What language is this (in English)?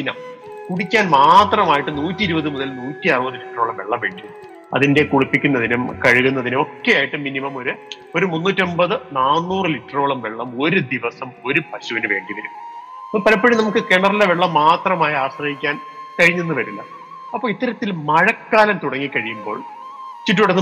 Malayalam